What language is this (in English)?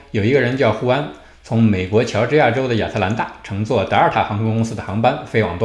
Chinese